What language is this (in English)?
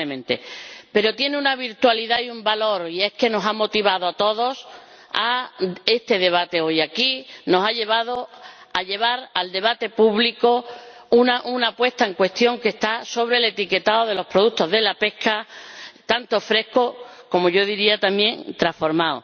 Spanish